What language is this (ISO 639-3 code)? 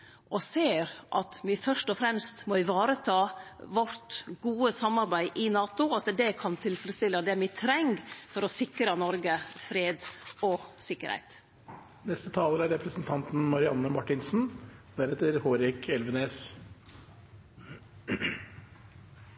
nno